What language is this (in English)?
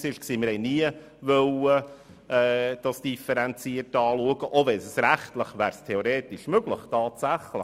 Swiss German